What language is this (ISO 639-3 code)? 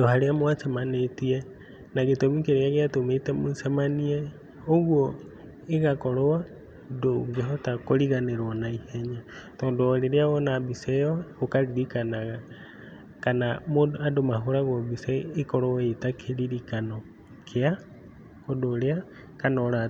kik